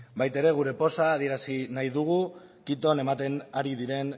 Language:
Basque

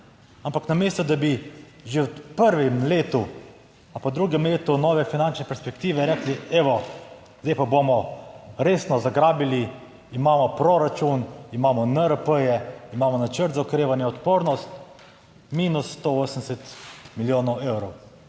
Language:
Slovenian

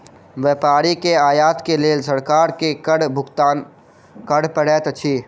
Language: Maithili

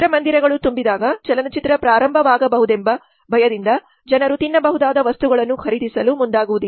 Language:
Kannada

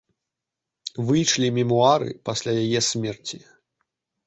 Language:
Belarusian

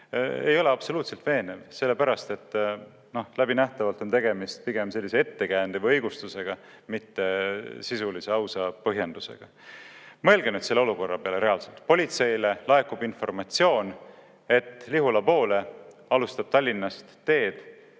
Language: Estonian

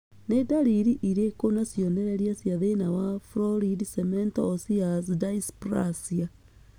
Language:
Kikuyu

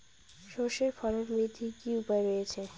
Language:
Bangla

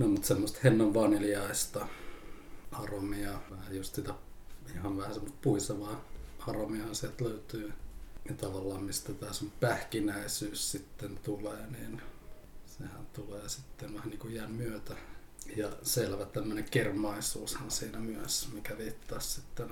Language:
Finnish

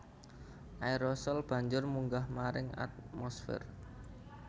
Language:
Javanese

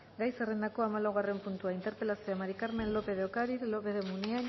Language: Basque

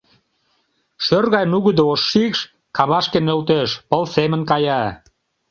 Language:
Mari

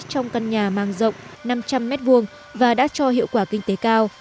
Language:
Vietnamese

